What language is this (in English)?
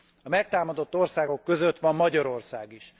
Hungarian